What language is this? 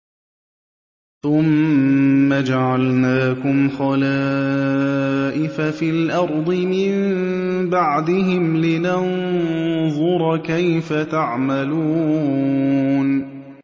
Arabic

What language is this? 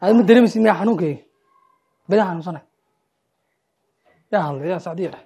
Arabic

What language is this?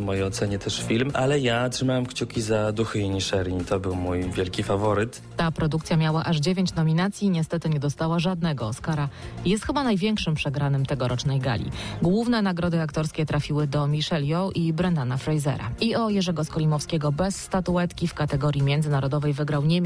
Polish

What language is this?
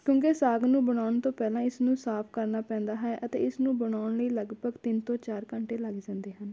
Punjabi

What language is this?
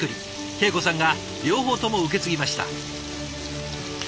Japanese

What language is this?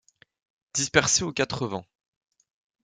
French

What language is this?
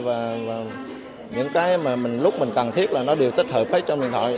Vietnamese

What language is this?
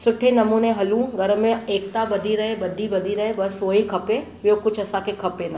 Sindhi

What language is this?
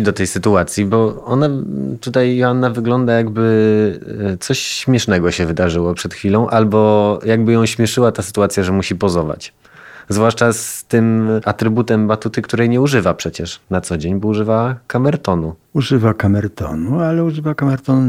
Polish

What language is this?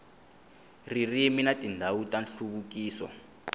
Tsonga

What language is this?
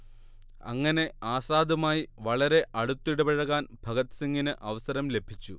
Malayalam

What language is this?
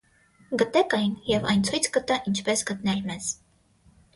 Armenian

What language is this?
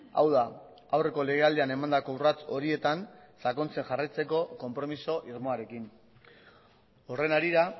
Basque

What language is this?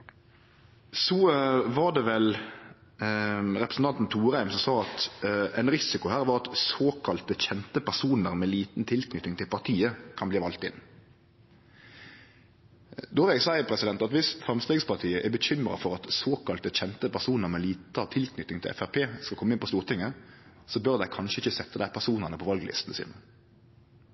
Norwegian Nynorsk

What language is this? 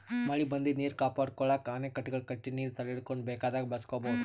Kannada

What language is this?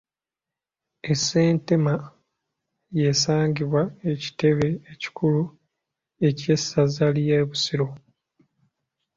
Ganda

